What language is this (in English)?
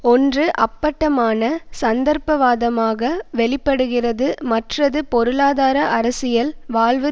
Tamil